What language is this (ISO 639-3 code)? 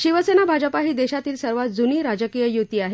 mar